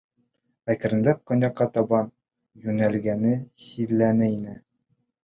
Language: Bashkir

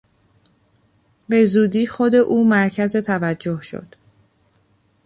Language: Persian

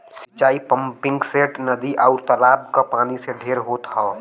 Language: Bhojpuri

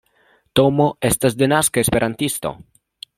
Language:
Esperanto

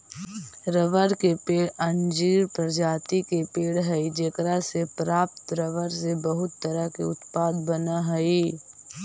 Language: Magahi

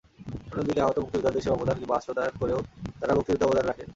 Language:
Bangla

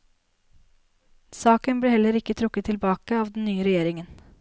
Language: Norwegian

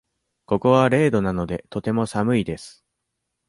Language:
Japanese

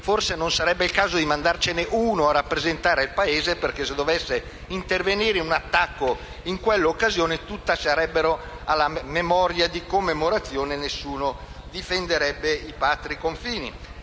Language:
Italian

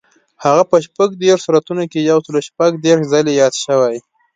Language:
Pashto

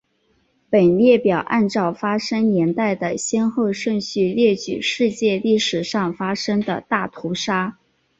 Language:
Chinese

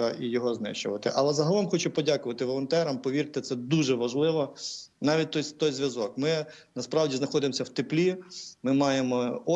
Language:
Ukrainian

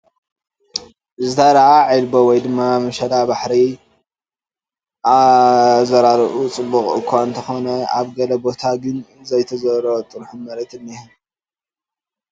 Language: Tigrinya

